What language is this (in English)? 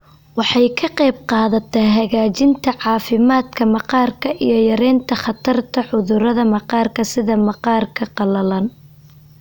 Somali